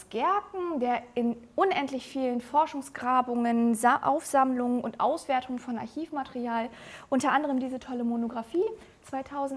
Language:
German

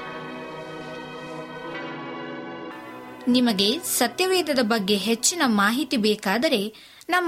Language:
Kannada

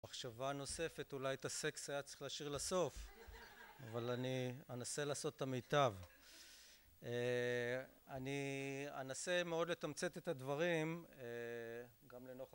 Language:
Hebrew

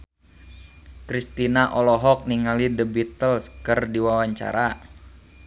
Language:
Sundanese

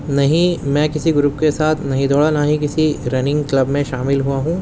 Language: Urdu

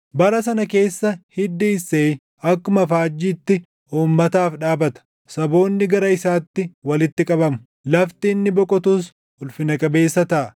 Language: Oromo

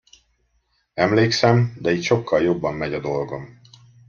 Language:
Hungarian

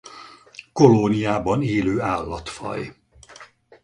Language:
Hungarian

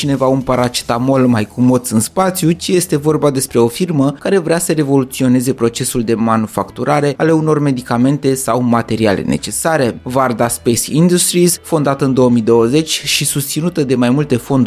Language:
Romanian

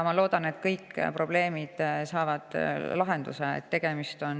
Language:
Estonian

